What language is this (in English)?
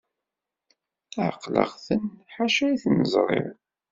Kabyle